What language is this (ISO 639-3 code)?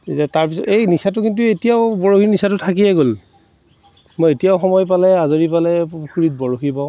asm